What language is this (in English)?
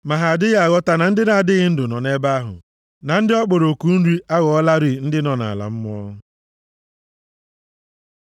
Igbo